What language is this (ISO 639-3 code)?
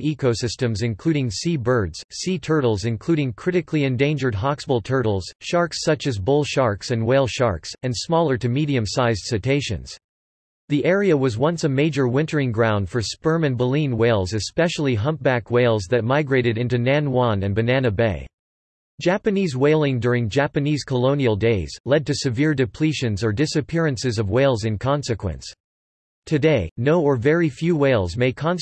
eng